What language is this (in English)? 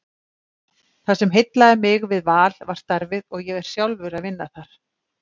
Icelandic